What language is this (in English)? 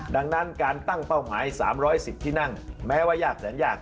Thai